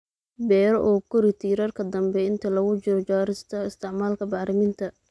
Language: Somali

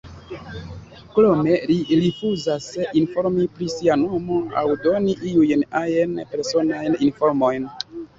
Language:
Esperanto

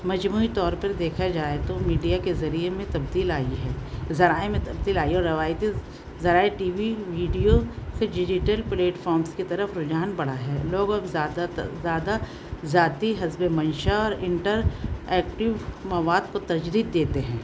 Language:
Urdu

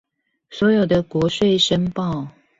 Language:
Chinese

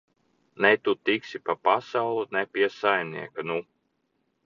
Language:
Latvian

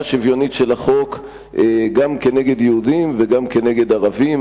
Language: Hebrew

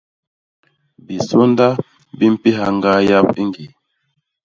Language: Basaa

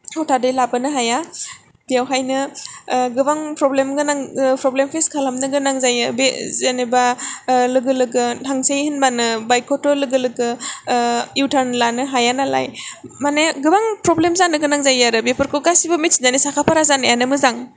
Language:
Bodo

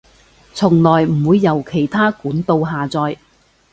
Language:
Cantonese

